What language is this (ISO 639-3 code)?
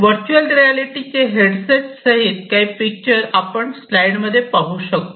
mar